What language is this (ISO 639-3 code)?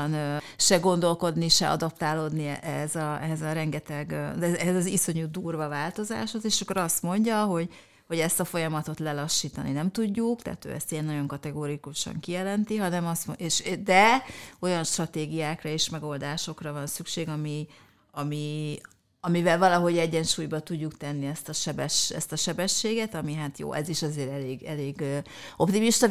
hun